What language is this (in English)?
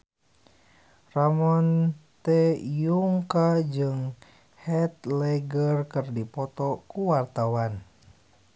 Sundanese